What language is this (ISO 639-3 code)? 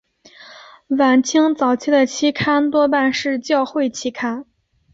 zho